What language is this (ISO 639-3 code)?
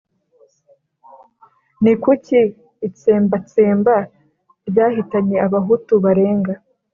kin